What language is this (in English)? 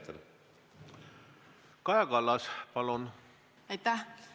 Estonian